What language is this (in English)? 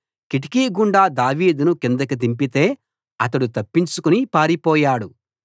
Telugu